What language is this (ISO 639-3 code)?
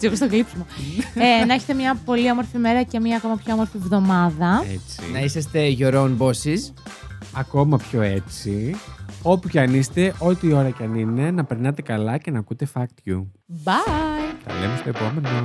ell